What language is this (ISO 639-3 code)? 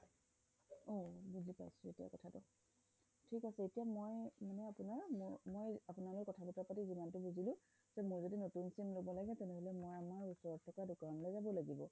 asm